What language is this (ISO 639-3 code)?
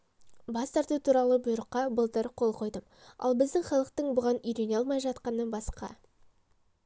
kaz